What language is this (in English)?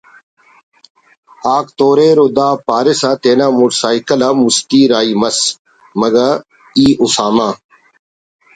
Brahui